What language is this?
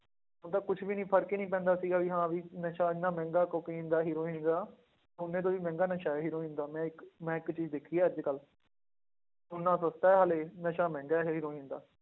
Punjabi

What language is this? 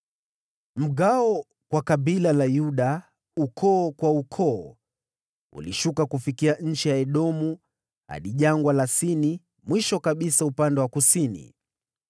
Swahili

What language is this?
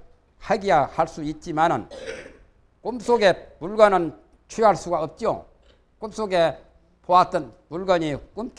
Korean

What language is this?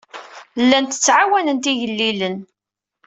Kabyle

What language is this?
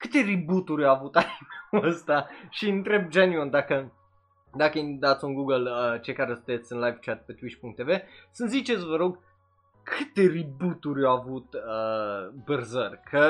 Romanian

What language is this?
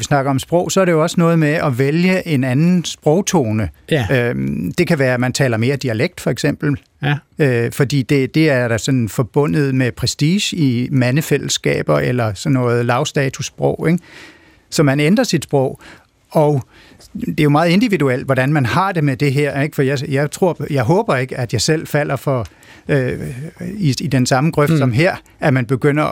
Danish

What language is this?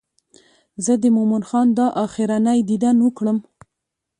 Pashto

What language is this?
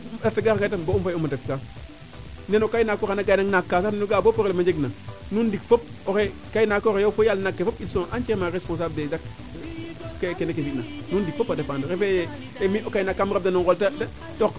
Serer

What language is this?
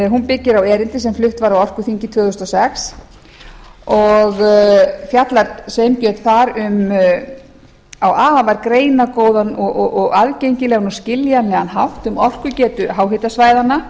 Icelandic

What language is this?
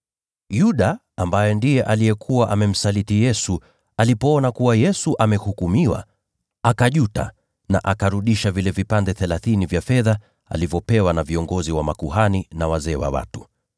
Swahili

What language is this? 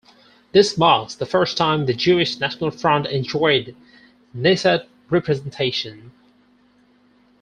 English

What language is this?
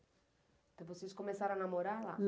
Portuguese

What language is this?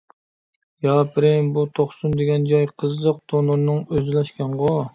Uyghur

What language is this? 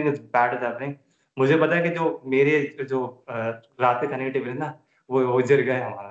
Urdu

